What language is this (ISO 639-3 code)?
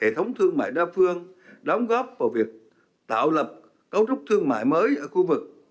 vie